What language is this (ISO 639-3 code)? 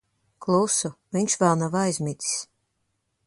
lav